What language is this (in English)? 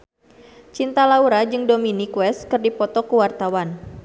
Sundanese